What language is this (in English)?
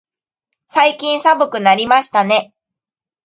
Japanese